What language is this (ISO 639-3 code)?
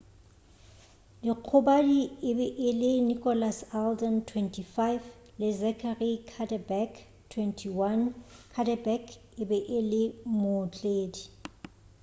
nso